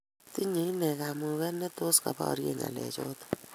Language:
Kalenjin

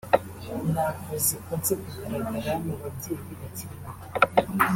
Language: Kinyarwanda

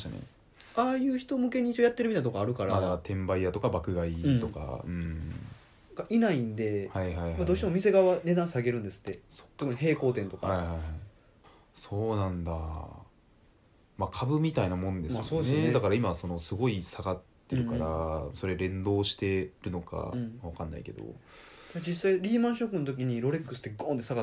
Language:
Japanese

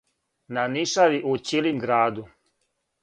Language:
Serbian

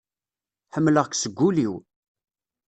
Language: Kabyle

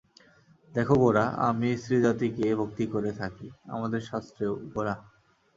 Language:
Bangla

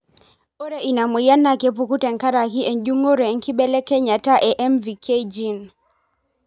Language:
Masai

